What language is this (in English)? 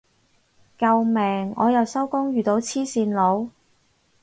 Cantonese